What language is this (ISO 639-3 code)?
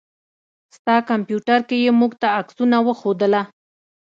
pus